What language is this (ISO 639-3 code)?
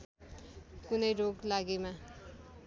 nep